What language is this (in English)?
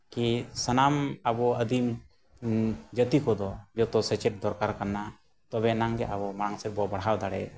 Santali